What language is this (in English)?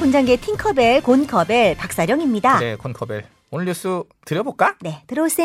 Korean